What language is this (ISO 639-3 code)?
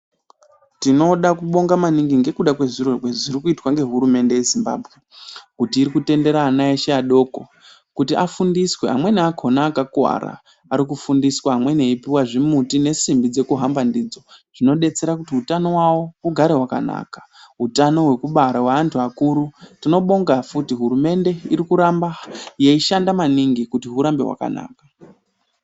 ndc